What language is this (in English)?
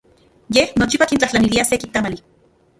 Central Puebla Nahuatl